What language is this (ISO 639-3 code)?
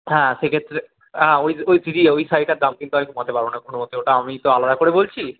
ben